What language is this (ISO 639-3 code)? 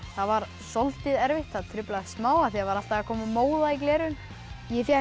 isl